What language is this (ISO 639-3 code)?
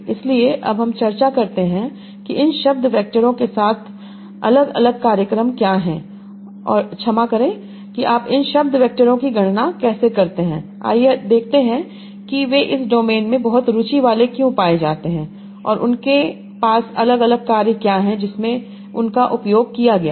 hin